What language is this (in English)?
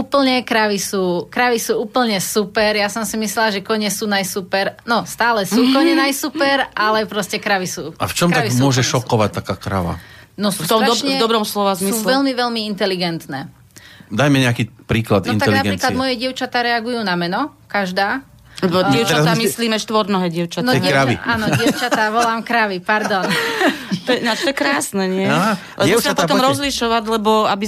Slovak